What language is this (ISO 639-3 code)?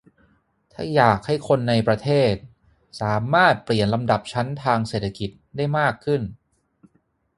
tha